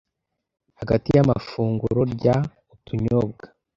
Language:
Kinyarwanda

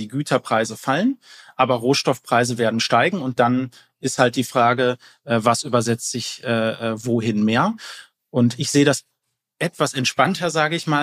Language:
German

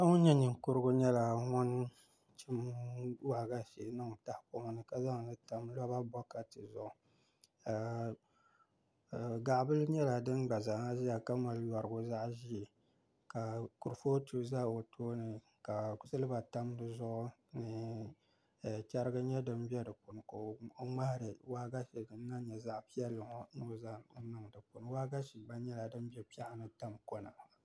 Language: Dagbani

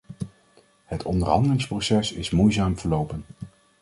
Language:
Dutch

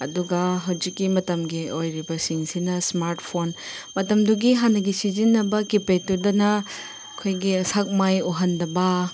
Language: Manipuri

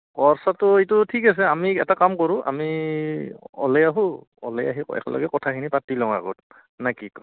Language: Assamese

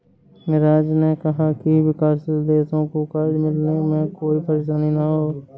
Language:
Hindi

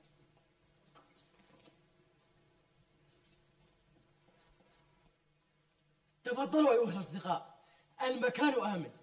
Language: Arabic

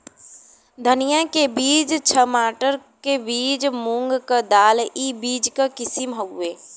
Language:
Bhojpuri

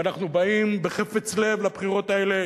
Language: Hebrew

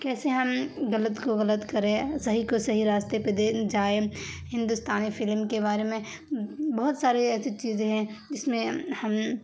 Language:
Urdu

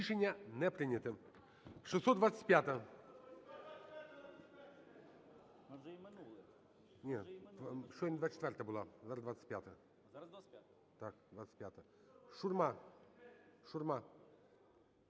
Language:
Ukrainian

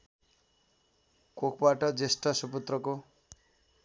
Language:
Nepali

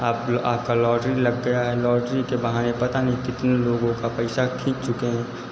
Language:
Hindi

